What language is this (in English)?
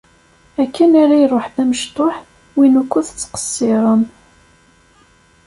Kabyle